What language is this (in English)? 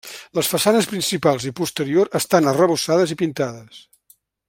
Catalan